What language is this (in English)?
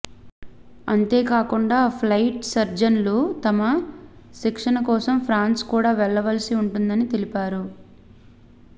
Telugu